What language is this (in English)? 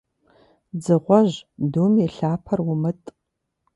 Kabardian